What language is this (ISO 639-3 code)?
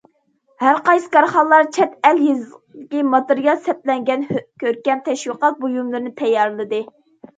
uig